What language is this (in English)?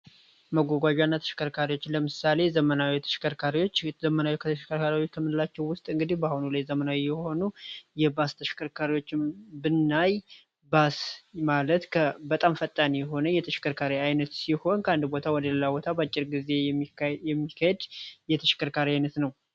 Amharic